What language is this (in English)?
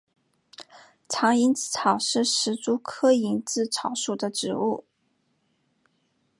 Chinese